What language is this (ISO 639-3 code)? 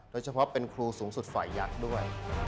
tha